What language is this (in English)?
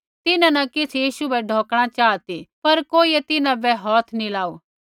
Kullu Pahari